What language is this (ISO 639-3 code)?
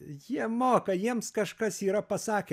lit